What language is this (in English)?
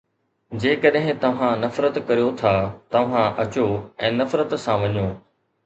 Sindhi